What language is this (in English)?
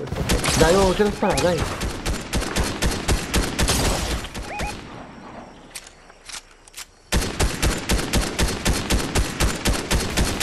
Italian